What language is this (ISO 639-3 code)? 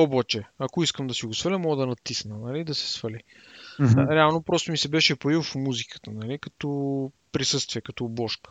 bul